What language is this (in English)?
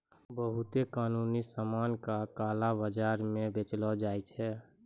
Maithili